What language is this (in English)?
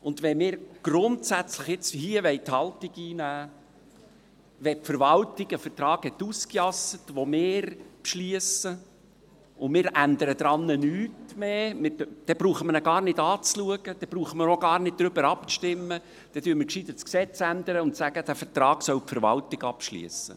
Swiss German